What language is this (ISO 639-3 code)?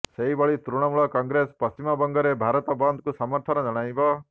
ori